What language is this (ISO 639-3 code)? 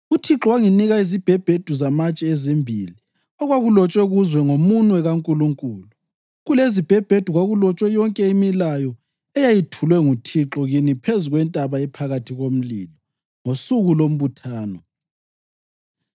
nde